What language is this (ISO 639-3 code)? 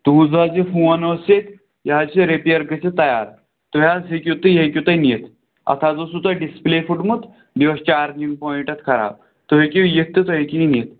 kas